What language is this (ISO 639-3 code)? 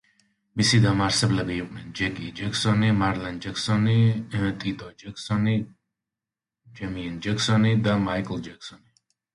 kat